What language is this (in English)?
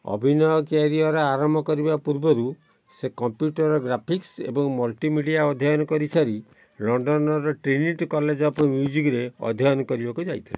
Odia